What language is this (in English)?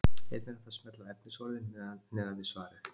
Icelandic